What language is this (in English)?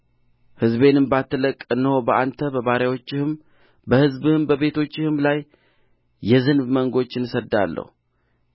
Amharic